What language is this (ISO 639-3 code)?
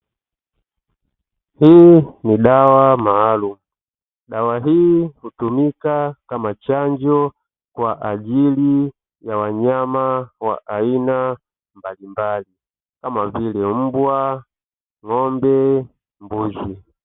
swa